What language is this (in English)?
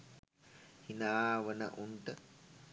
Sinhala